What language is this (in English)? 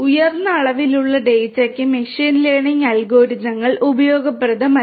Malayalam